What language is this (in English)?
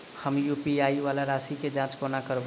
Maithili